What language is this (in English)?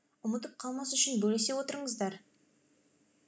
Kazakh